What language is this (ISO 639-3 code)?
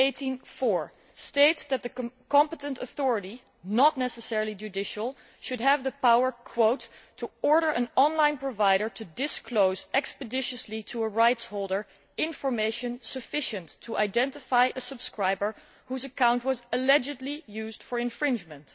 eng